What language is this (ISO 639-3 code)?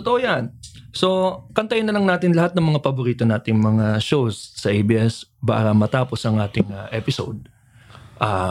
fil